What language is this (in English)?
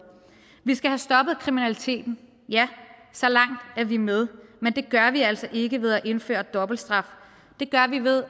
Danish